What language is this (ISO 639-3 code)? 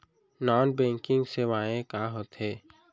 hne